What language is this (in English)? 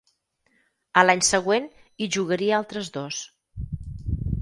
Catalan